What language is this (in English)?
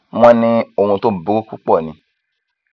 Yoruba